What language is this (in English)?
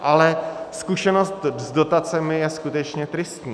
Czech